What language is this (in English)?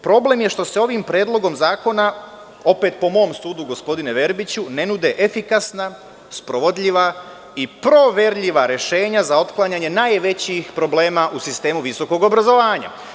Serbian